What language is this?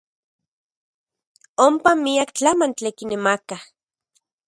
Central Puebla Nahuatl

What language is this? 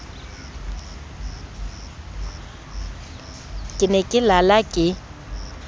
Southern Sotho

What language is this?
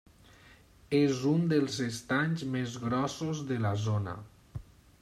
Catalan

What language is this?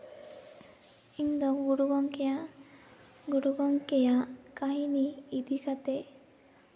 Santali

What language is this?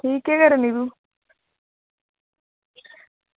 Dogri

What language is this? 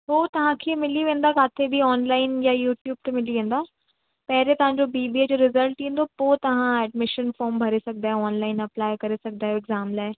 Sindhi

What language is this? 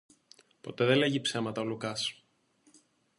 Greek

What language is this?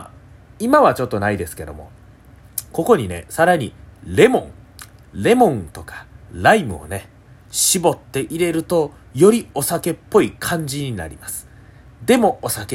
Japanese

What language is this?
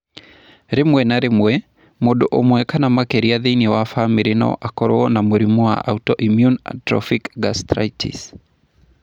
Kikuyu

